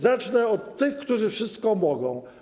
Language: Polish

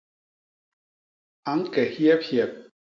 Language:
Basaa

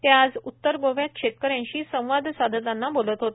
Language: Marathi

